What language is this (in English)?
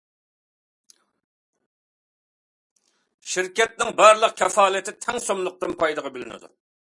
Uyghur